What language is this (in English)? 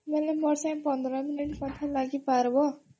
Odia